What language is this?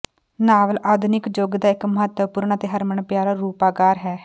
Punjabi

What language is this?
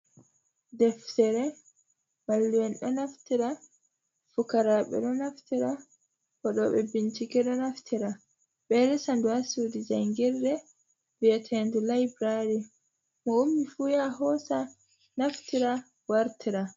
Fula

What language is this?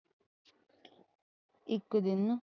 Punjabi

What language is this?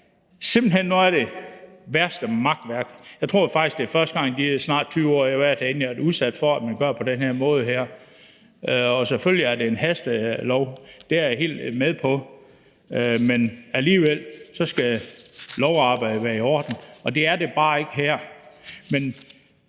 Danish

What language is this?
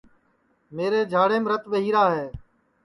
Sansi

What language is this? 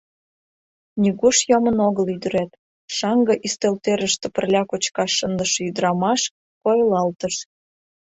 Mari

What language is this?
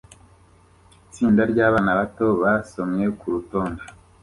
Kinyarwanda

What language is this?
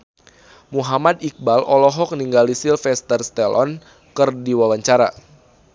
Sundanese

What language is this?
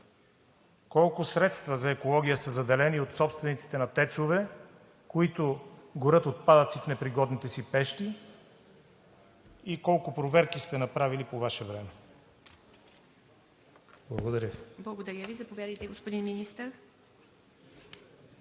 Bulgarian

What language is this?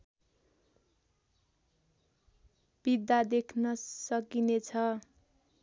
Nepali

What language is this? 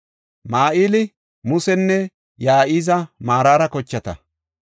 Gofa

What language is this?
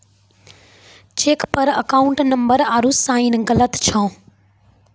Maithili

